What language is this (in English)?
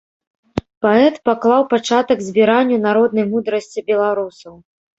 Belarusian